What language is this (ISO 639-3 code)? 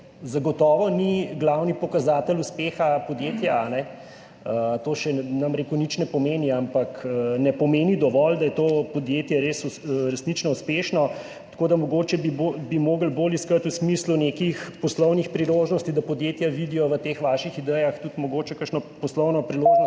slv